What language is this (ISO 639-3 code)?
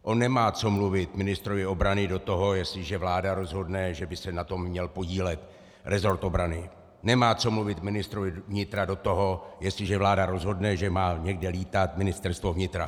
ces